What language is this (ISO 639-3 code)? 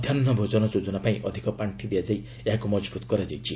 ori